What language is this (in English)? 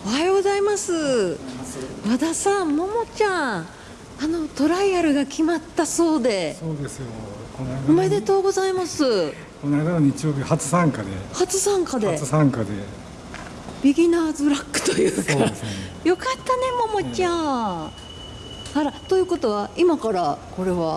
Japanese